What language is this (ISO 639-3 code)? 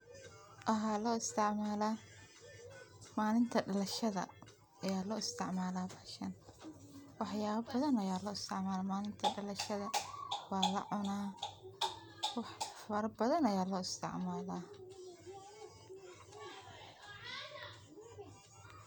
som